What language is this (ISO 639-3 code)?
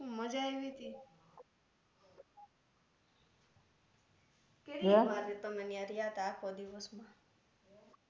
guj